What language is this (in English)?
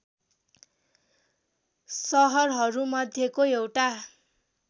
Nepali